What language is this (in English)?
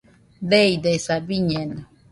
Nüpode Huitoto